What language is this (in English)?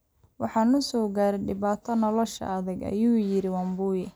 Somali